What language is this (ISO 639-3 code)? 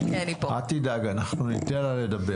heb